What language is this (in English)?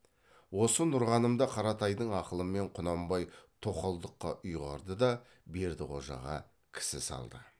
Kazakh